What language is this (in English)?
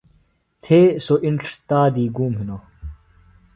Phalura